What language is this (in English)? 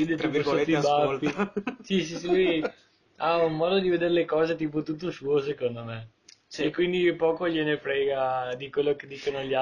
Italian